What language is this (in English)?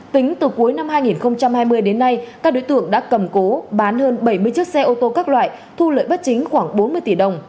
Vietnamese